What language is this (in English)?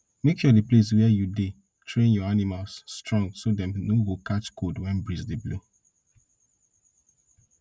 Nigerian Pidgin